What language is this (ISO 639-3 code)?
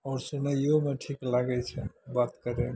mai